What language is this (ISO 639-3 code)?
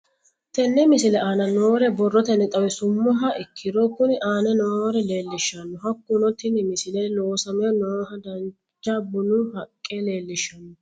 sid